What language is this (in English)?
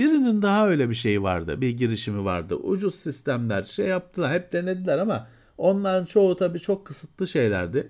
Turkish